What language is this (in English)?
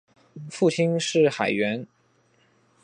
Chinese